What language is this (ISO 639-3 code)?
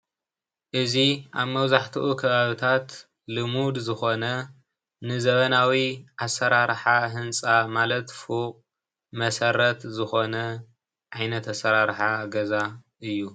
tir